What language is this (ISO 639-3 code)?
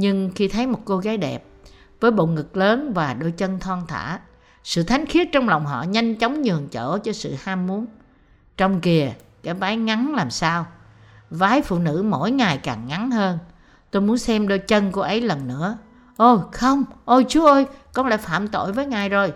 vie